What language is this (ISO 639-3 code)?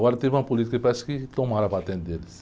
por